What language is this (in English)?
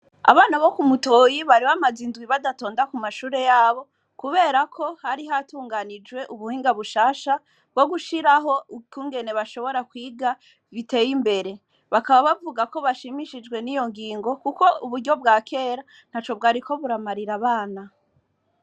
Rundi